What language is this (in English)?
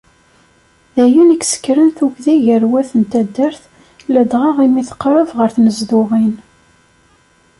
Kabyle